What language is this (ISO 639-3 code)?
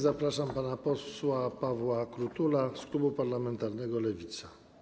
pol